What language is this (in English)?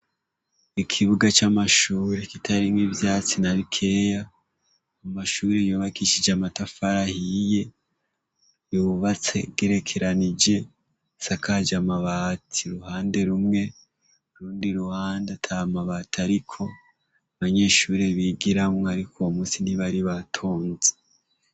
Rundi